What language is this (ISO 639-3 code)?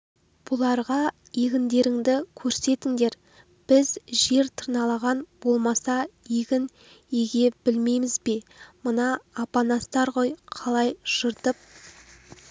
kaz